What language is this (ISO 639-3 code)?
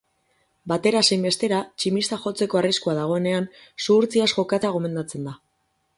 eus